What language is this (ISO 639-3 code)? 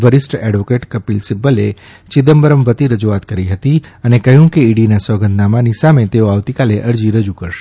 guj